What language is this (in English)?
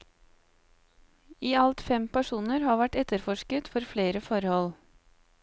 Norwegian